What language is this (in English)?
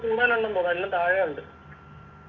Malayalam